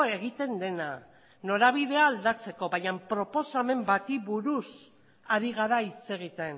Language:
Basque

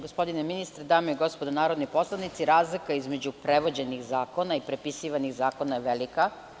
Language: Serbian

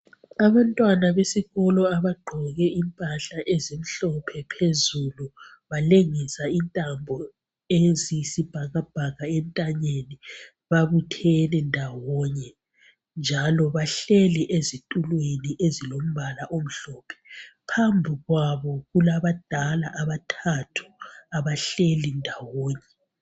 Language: North Ndebele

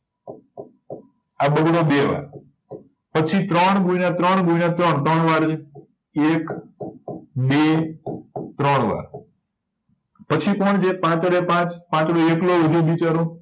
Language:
Gujarati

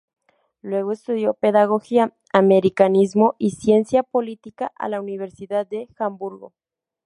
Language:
Spanish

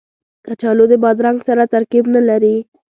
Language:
Pashto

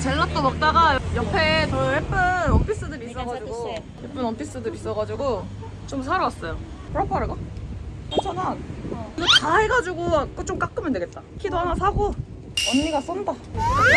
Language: Korean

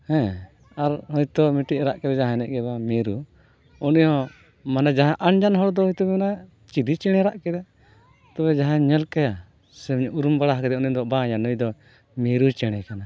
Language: Santali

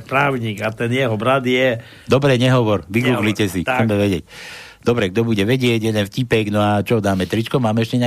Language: Slovak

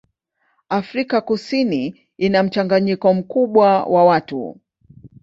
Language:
Swahili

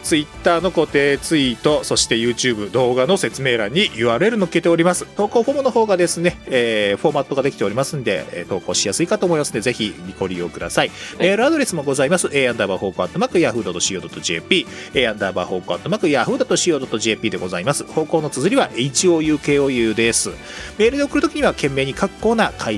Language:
Japanese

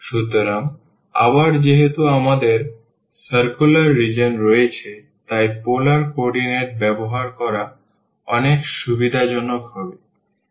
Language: Bangla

